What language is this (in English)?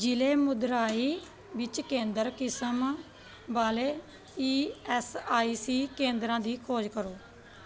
Punjabi